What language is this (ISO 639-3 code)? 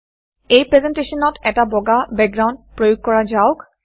asm